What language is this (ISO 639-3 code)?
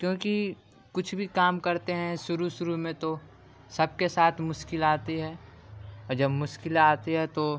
urd